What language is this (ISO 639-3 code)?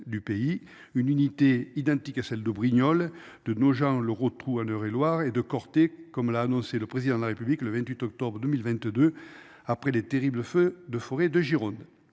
fra